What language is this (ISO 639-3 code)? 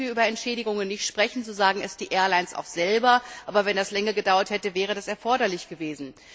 deu